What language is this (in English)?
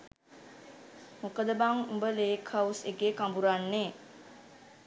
Sinhala